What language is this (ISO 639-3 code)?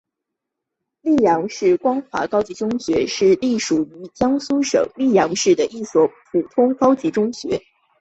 zho